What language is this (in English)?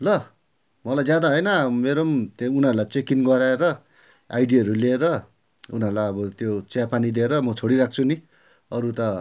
Nepali